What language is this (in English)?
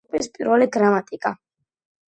Georgian